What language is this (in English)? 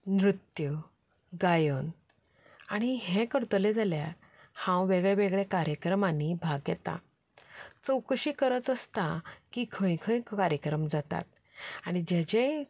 Konkani